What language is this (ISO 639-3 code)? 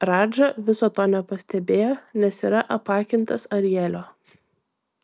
lit